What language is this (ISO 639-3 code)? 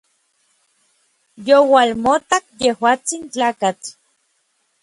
nlv